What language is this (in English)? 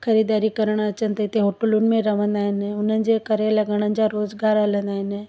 Sindhi